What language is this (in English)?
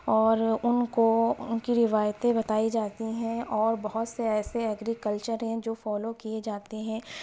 Urdu